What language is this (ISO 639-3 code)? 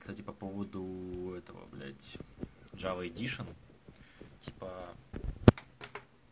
rus